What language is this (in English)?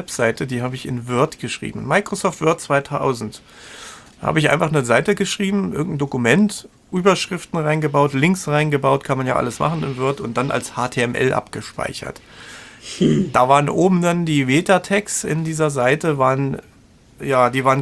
German